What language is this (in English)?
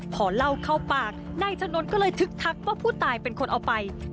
Thai